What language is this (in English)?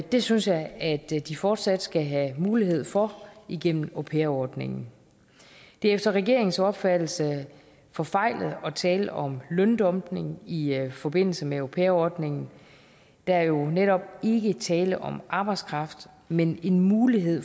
Danish